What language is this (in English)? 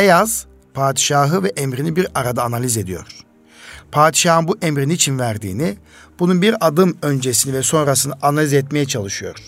Turkish